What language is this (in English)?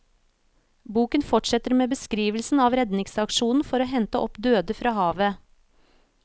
Norwegian